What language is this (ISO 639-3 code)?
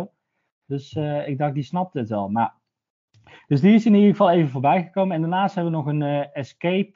nld